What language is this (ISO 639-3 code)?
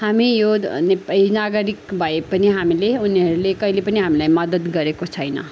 nep